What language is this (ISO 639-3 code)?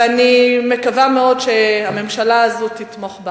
heb